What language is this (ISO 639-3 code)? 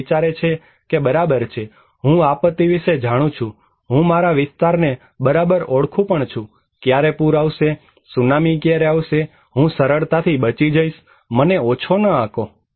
guj